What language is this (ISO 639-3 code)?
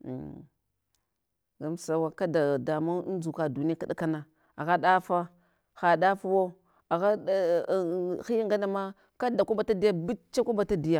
hwo